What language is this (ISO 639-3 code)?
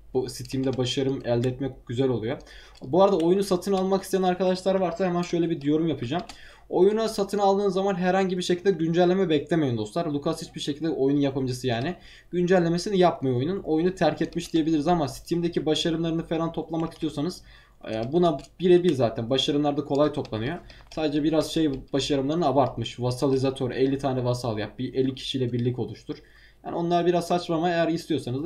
tur